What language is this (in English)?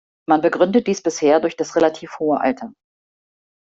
German